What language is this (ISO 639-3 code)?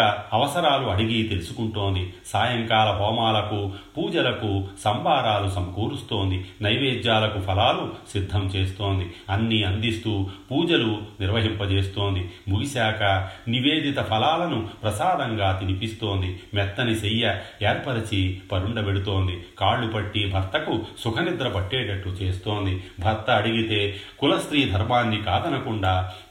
tel